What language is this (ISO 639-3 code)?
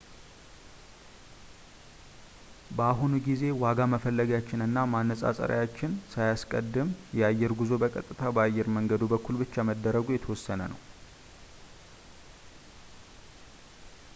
amh